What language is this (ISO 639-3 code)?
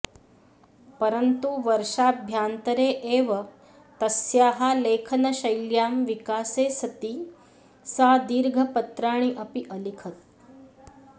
san